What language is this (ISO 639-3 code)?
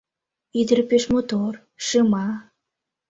chm